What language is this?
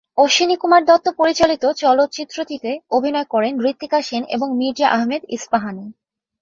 Bangla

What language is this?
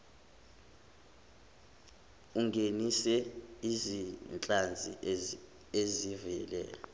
Zulu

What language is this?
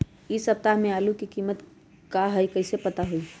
Magahi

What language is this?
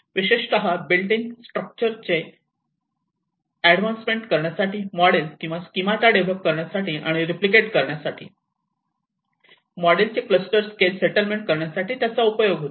Marathi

